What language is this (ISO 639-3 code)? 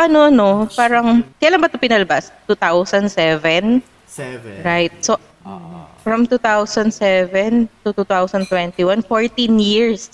fil